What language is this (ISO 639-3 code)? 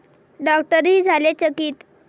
mar